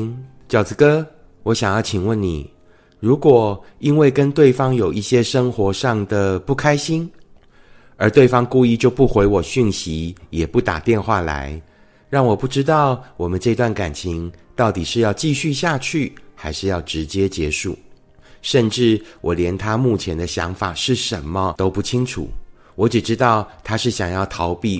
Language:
Chinese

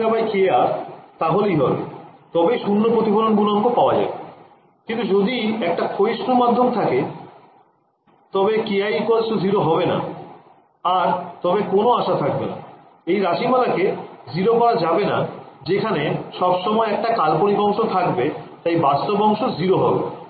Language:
Bangla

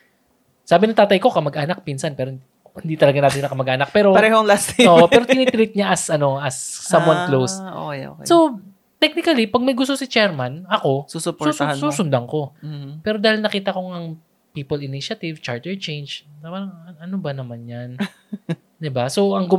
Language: Filipino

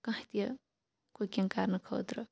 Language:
Kashmiri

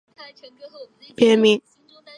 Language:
Chinese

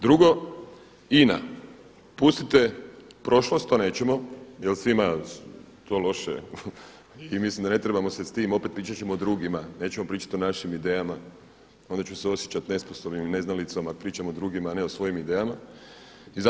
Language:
Croatian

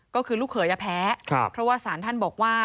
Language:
Thai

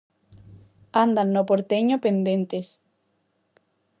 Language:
Galician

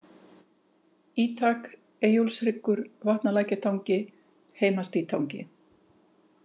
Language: Icelandic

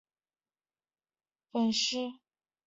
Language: Chinese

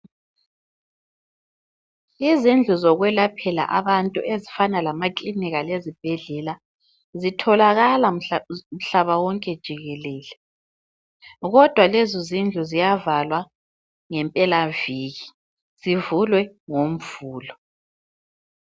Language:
North Ndebele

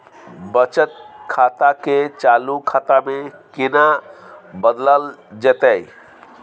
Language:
Maithili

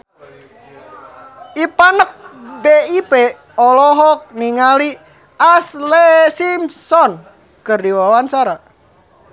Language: Sundanese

